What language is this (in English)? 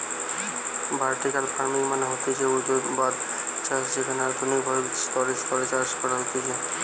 Bangla